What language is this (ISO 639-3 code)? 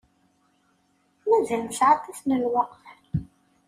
kab